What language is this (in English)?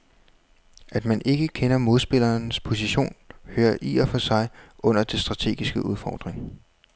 Danish